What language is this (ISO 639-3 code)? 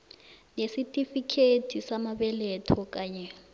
nbl